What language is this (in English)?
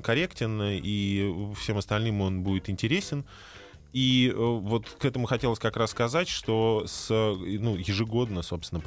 Russian